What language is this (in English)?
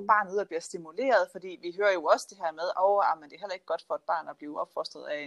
Danish